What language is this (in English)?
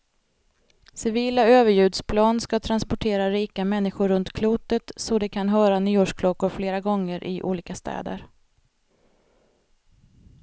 Swedish